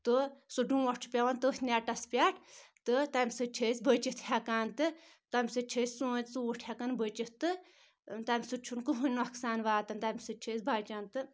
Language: Kashmiri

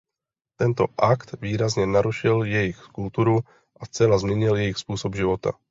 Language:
Czech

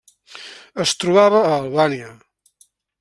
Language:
Catalan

